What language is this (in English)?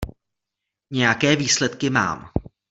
Czech